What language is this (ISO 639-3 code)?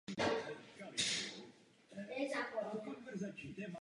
ces